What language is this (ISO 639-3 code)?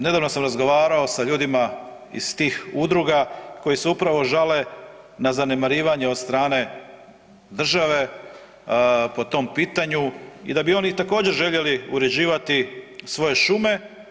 hrv